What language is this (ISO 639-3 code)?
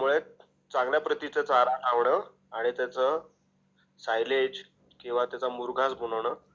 mar